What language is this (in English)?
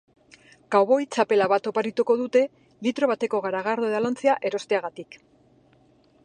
Basque